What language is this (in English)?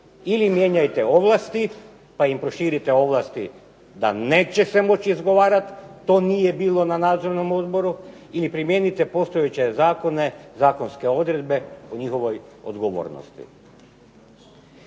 Croatian